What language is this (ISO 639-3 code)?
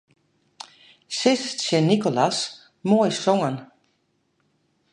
fry